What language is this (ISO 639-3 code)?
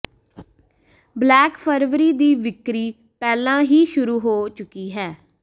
pan